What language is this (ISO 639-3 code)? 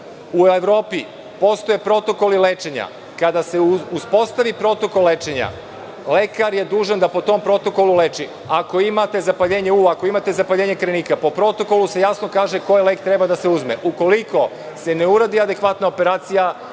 srp